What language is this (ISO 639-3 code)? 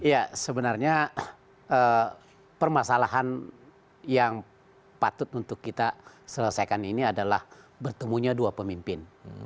ind